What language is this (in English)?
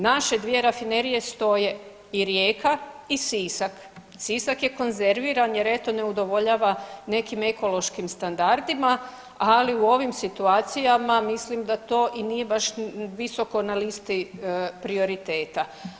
Croatian